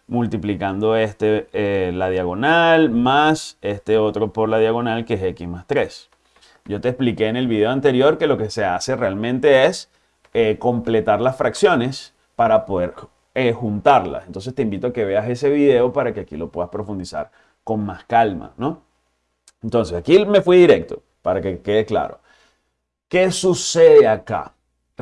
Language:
Spanish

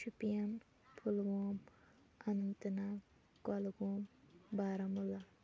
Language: Kashmiri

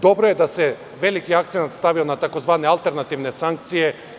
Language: Serbian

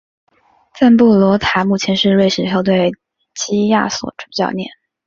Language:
Chinese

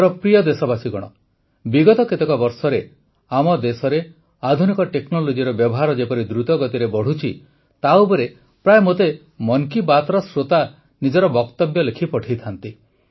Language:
Odia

